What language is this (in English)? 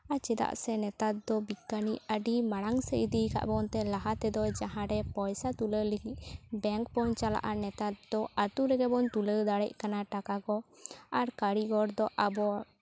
Santali